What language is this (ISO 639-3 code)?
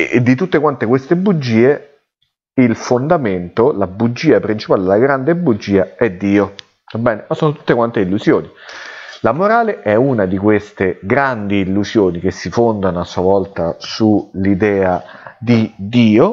ita